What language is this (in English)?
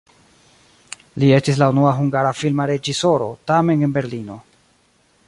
Esperanto